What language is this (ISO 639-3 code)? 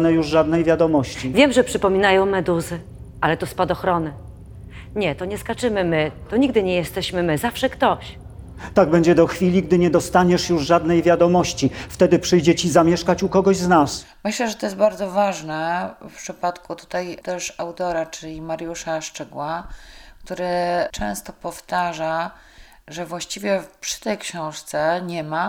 pol